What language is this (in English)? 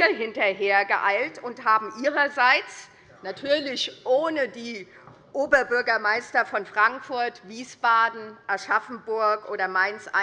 German